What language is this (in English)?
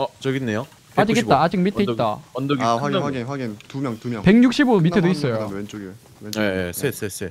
Korean